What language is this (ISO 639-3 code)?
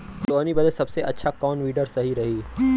bho